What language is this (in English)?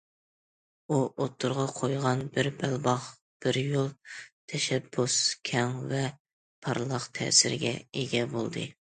Uyghur